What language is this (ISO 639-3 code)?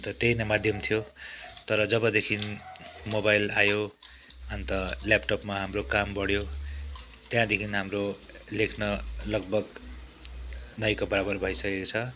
nep